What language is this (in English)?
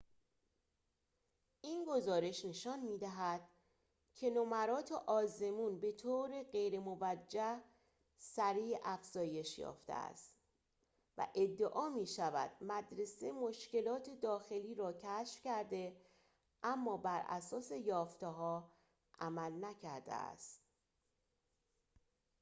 Persian